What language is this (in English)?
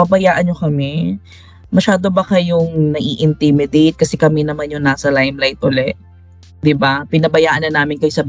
Filipino